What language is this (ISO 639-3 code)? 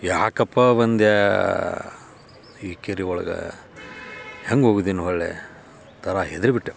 kan